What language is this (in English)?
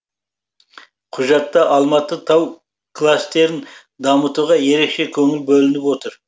Kazakh